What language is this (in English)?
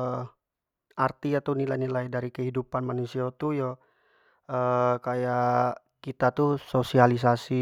Jambi Malay